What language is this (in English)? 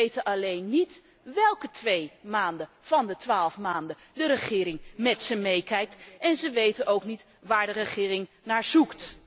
Dutch